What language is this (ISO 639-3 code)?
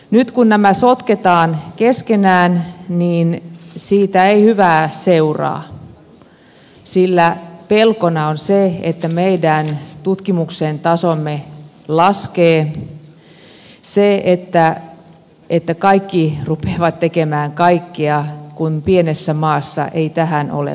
fin